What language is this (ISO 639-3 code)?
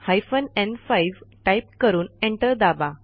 mar